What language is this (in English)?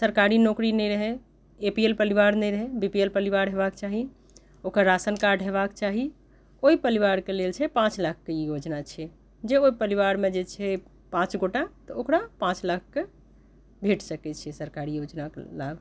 Maithili